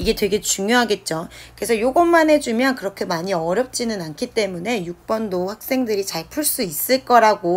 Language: Korean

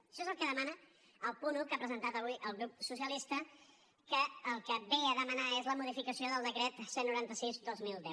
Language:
Catalan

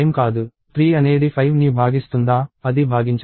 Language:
Telugu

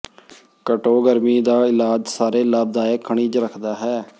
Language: Punjabi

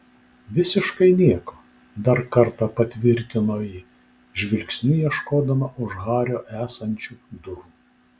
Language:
Lithuanian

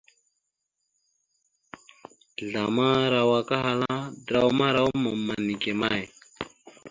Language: Mada (Cameroon)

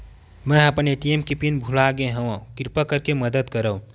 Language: Chhattisgarhi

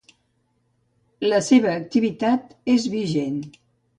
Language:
Catalan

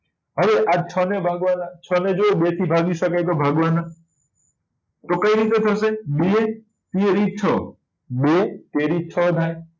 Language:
Gujarati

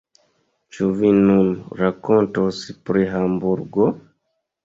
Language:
Esperanto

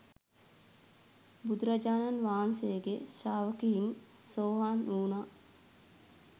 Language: Sinhala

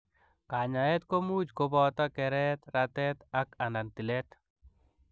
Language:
Kalenjin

